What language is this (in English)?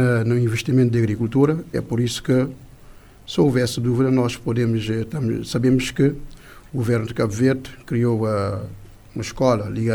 Portuguese